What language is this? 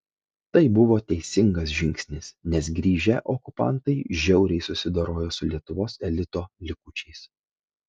Lithuanian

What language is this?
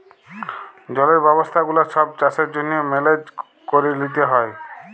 Bangla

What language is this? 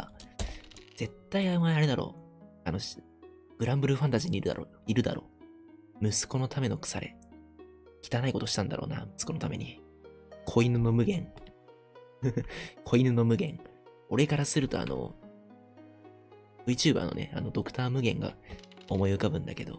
Japanese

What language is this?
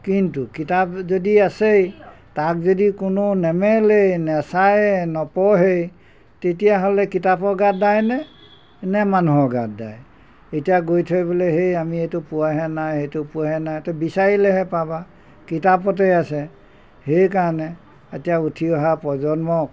Assamese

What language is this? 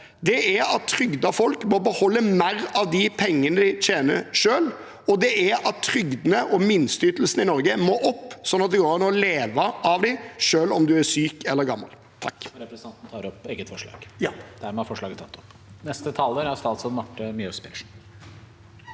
Norwegian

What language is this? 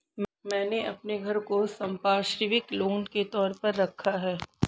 Hindi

